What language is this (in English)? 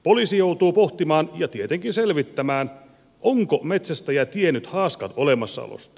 Finnish